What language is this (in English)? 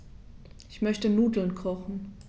German